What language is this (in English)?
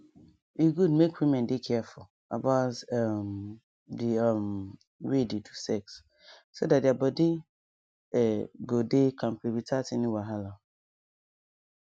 Nigerian Pidgin